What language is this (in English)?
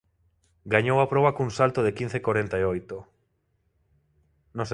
Galician